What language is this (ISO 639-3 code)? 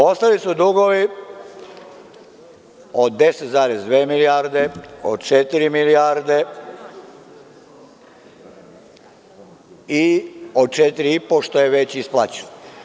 srp